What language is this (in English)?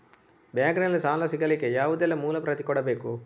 Kannada